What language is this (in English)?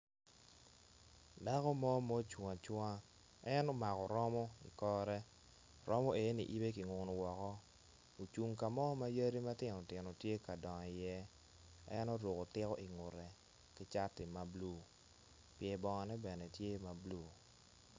Acoli